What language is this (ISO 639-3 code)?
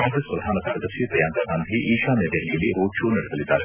kan